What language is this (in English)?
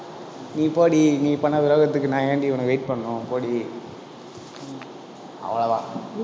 Tamil